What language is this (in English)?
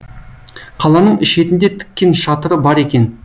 Kazakh